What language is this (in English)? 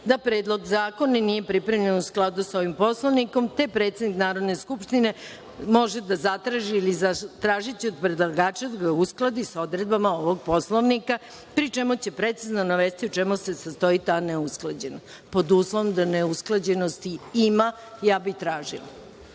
Serbian